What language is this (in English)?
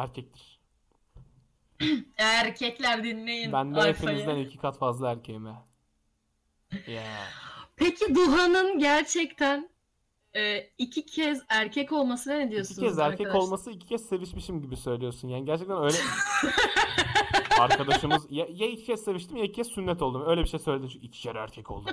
Turkish